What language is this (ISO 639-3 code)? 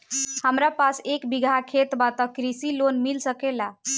bho